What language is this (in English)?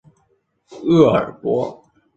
Chinese